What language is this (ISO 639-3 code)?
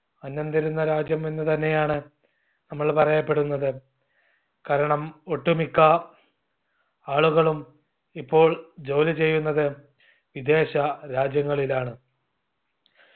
mal